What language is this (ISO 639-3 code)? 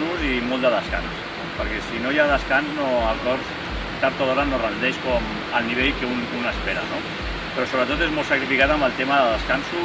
cat